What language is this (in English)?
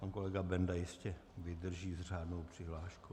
Czech